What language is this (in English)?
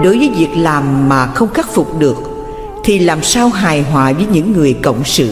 Vietnamese